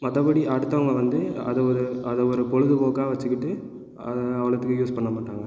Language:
Tamil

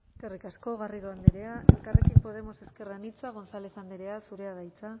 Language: Basque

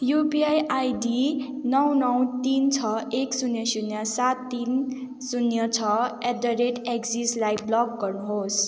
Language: Nepali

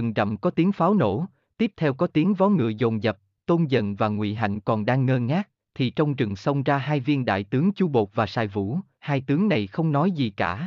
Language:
Vietnamese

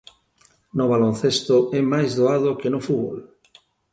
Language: Galician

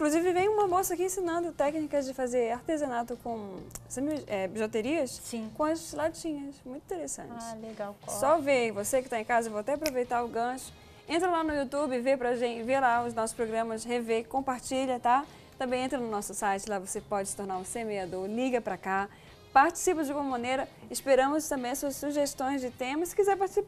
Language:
Portuguese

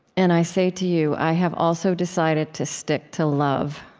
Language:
English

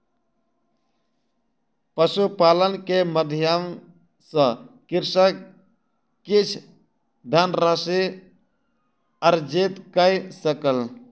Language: Maithili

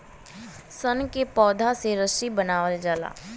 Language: Bhojpuri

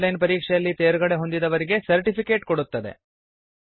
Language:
Kannada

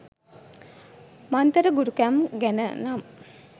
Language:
Sinhala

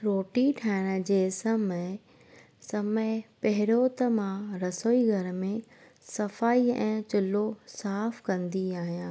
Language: Sindhi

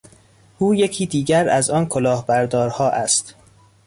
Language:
Persian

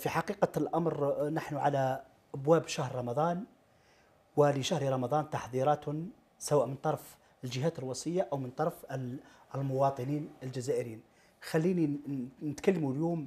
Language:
Arabic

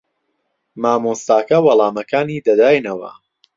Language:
Central Kurdish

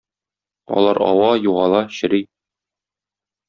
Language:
Tatar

